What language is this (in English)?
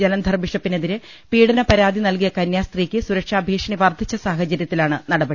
Malayalam